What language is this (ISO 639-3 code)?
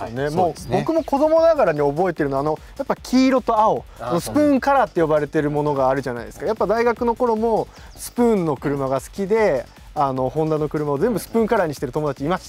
jpn